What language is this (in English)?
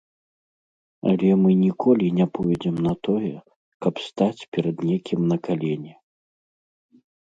Belarusian